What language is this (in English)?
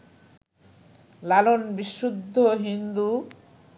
Bangla